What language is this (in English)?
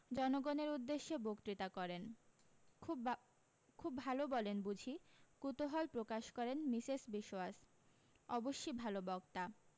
Bangla